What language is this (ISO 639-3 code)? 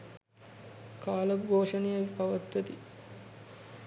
sin